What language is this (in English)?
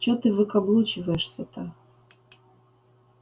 Russian